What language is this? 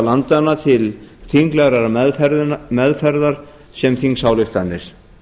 Icelandic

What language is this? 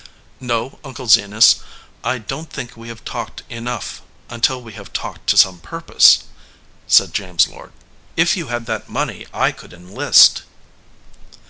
English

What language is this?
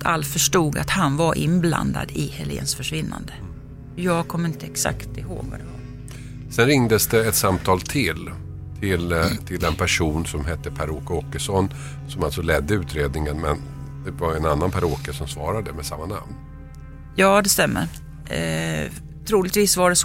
Swedish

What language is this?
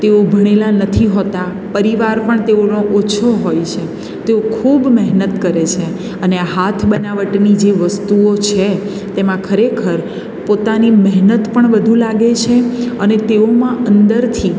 Gujarati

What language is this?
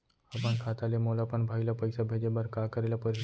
Chhattisgarhi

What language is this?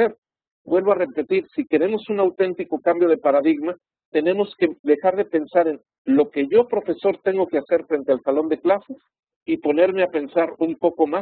Spanish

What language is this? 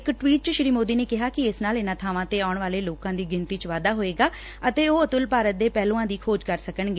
Punjabi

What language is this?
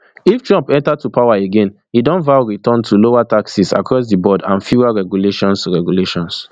Nigerian Pidgin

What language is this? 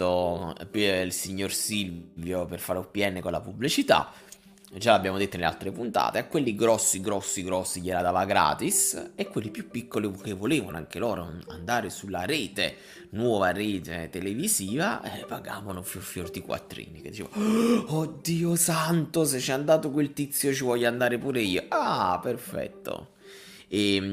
Italian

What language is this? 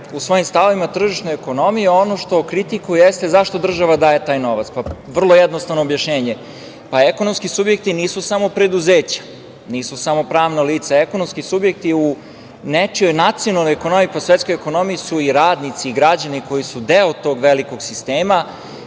Serbian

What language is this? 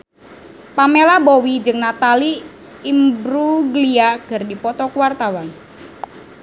Sundanese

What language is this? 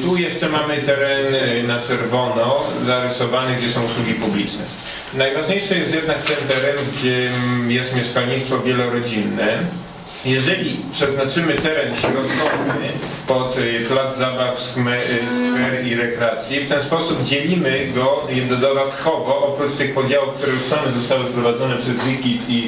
Polish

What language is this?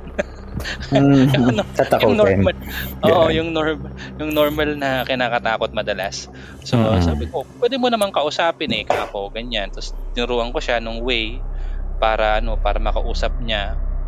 Filipino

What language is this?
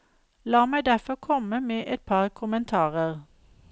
Norwegian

